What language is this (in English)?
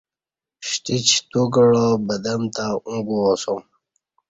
Kati